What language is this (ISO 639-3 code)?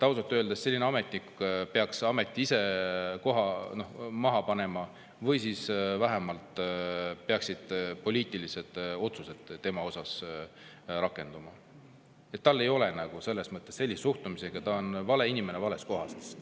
est